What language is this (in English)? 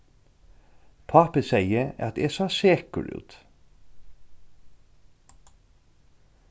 Faroese